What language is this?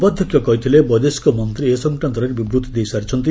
Odia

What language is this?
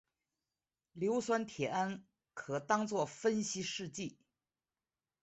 Chinese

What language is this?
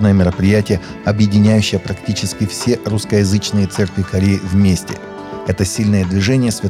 Russian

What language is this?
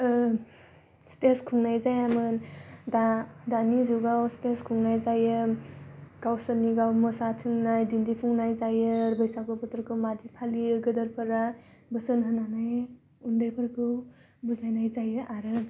Bodo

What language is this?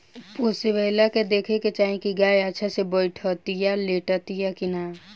Bhojpuri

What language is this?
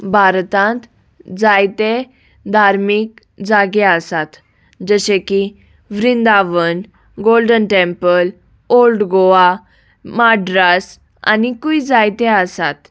Konkani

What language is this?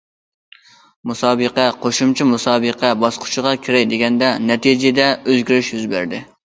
Uyghur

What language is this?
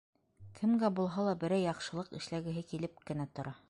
Bashkir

